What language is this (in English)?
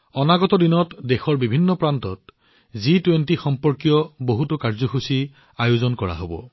Assamese